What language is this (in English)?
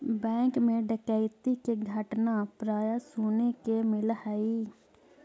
Magahi